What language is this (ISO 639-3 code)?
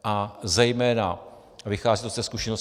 ces